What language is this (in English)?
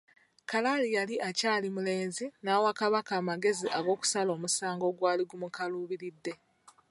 Ganda